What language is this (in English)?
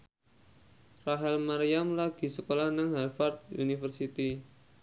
Javanese